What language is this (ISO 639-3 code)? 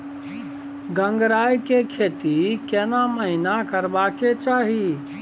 mai